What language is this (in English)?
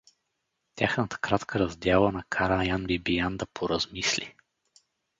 Bulgarian